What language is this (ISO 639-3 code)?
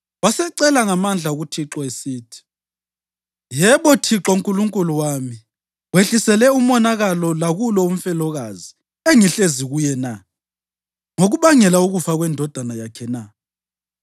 nde